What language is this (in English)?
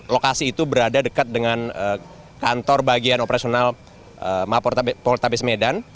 Indonesian